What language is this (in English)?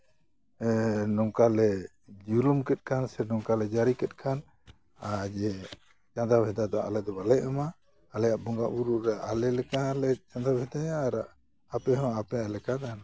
Santali